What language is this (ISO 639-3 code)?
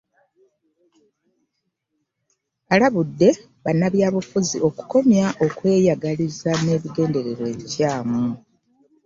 lug